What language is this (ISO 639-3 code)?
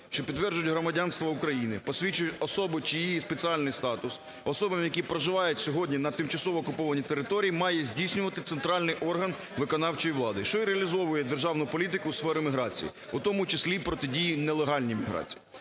ukr